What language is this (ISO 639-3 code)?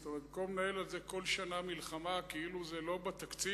heb